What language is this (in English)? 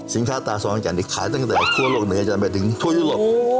Thai